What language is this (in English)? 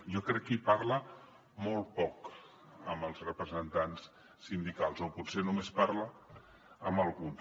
Catalan